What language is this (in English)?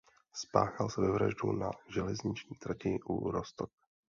Czech